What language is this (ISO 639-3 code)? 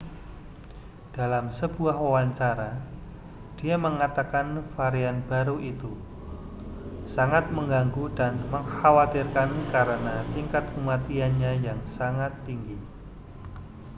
ind